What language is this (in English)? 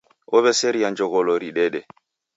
Taita